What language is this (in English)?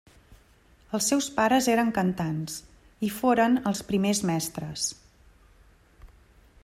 Catalan